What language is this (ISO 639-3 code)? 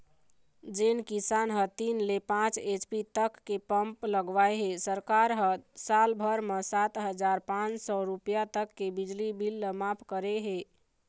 hne